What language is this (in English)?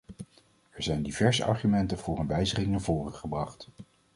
Dutch